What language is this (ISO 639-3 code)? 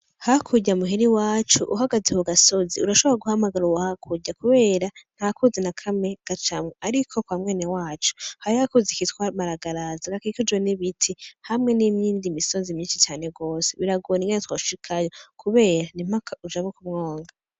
run